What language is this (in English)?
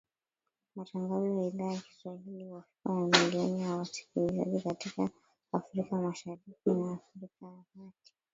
Swahili